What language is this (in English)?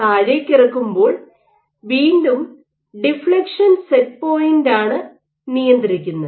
Malayalam